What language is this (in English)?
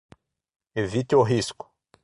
Portuguese